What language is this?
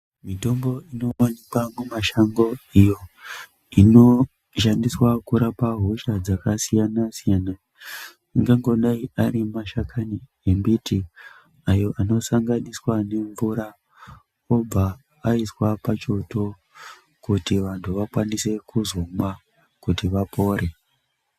Ndau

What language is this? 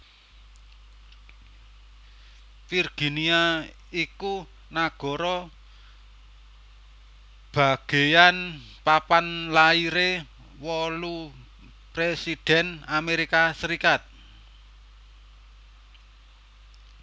Javanese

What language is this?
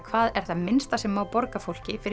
Icelandic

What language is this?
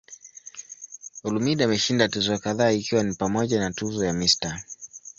Swahili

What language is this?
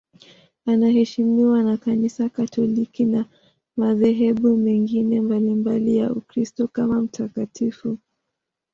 Swahili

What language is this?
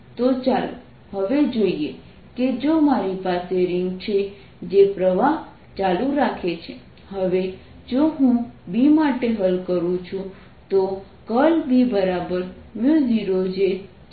Gujarati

